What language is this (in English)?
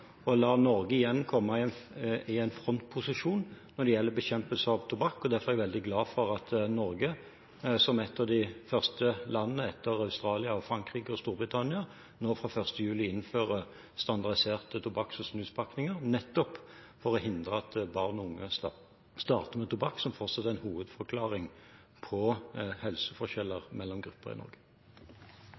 Norwegian Bokmål